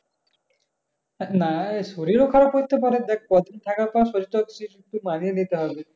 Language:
Bangla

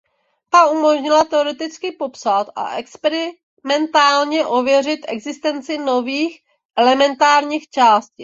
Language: Czech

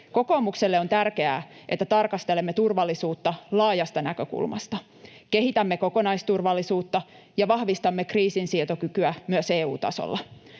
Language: Finnish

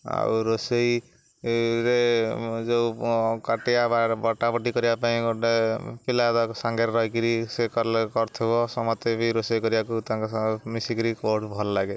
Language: Odia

